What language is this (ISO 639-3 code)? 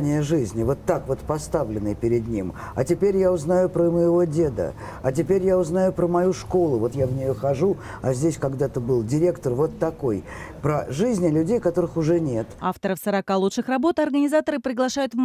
rus